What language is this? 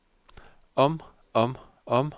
Danish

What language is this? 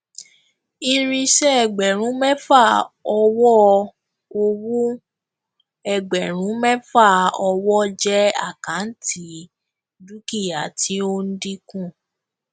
Yoruba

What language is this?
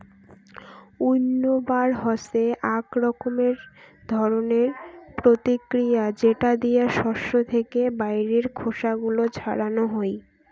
Bangla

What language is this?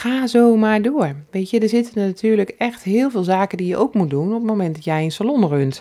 Dutch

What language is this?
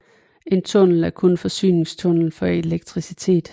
Danish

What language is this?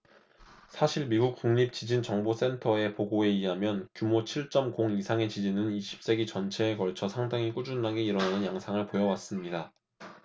Korean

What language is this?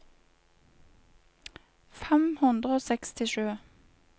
Norwegian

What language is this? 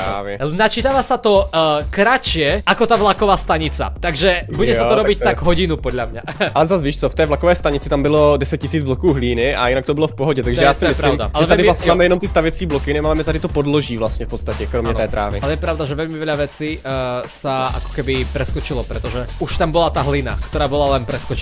Czech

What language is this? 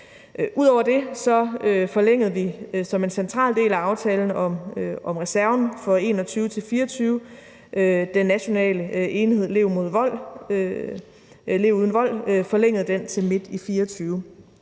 Danish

